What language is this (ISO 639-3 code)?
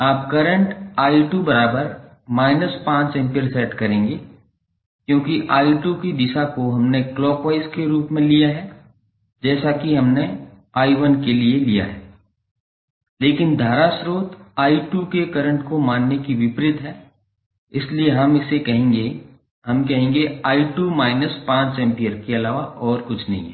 hin